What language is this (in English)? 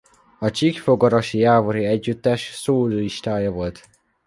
Hungarian